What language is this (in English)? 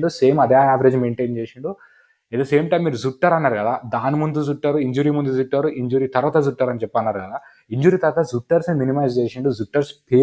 Telugu